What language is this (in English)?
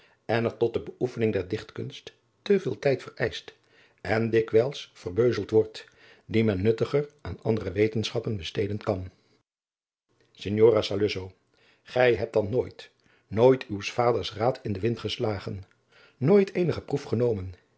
Dutch